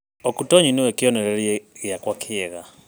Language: Kikuyu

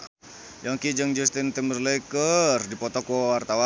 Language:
Sundanese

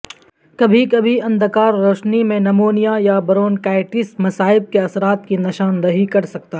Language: Urdu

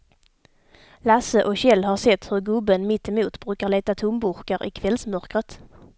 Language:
Swedish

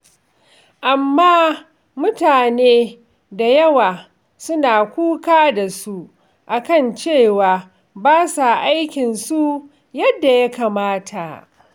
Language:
Hausa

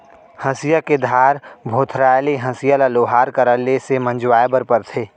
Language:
Chhattisgarhi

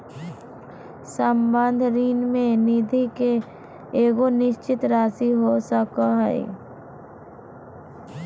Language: Magahi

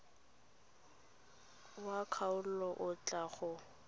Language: Tswana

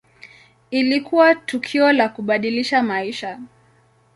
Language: Swahili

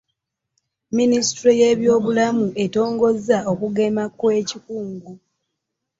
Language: Ganda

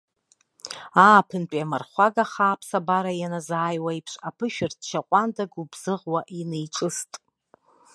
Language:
Abkhazian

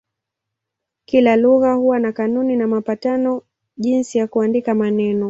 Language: Swahili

